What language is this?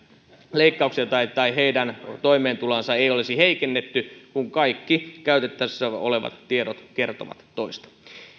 Finnish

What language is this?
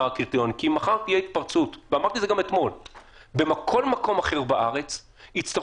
Hebrew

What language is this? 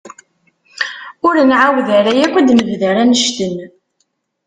Kabyle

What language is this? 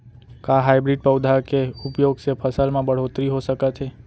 Chhattisgarhi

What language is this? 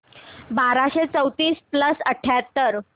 Marathi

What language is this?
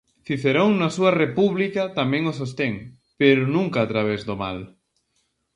Galician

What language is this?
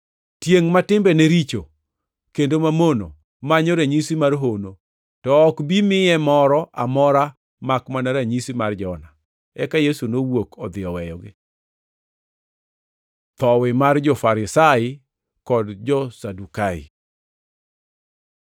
Luo (Kenya and Tanzania)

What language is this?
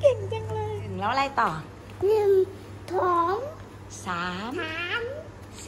Thai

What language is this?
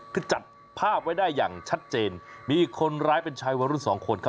Thai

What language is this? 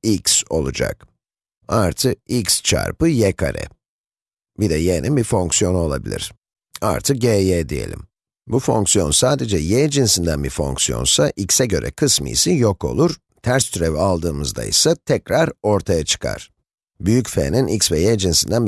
Turkish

